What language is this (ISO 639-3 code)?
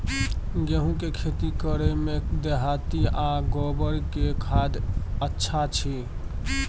mai